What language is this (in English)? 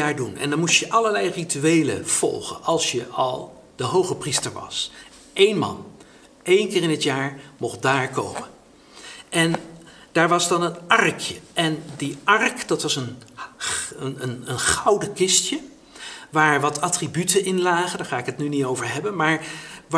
Dutch